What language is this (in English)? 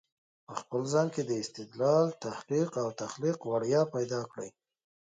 Pashto